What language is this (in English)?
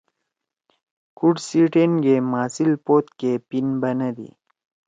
Torwali